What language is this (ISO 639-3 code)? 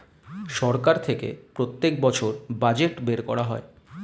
ben